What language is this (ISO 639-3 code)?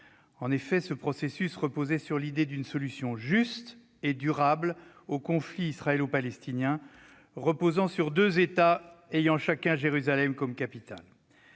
fra